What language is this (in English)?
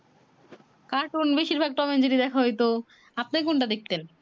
Bangla